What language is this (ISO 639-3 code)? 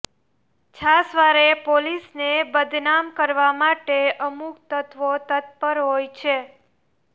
guj